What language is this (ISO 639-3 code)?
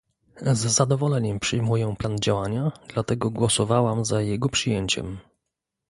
pol